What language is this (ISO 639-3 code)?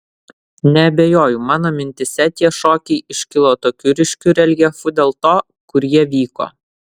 lit